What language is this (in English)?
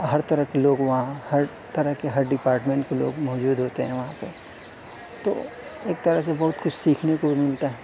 Urdu